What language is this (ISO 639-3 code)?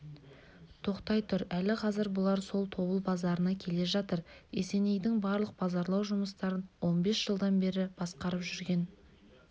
kaz